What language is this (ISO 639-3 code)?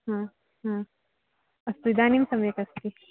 san